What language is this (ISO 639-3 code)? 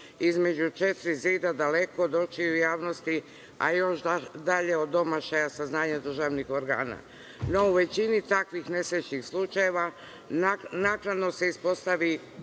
srp